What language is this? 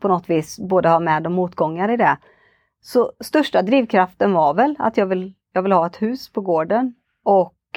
Swedish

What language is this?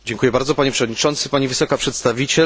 Polish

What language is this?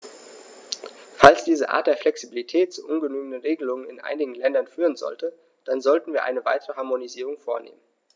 German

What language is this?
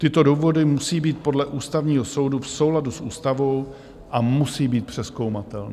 Czech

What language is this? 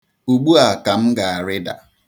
Igbo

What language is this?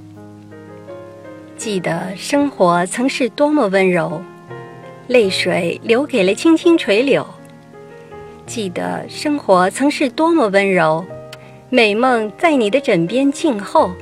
Chinese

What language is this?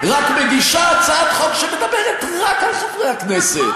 Hebrew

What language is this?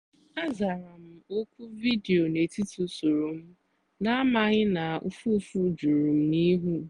Igbo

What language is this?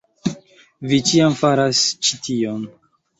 Esperanto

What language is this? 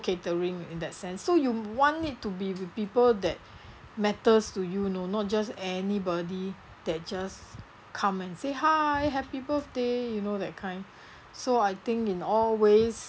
English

